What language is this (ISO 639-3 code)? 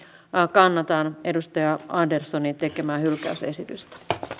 fin